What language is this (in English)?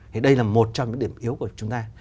Vietnamese